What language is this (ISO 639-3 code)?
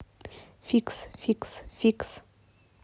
rus